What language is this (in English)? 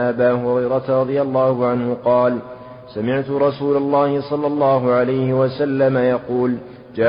Arabic